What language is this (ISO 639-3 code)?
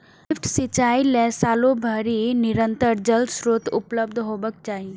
mai